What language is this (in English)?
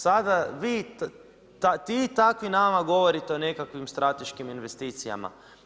Croatian